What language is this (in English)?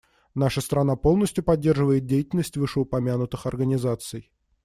Russian